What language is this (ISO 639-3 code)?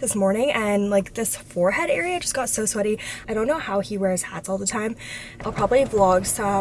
eng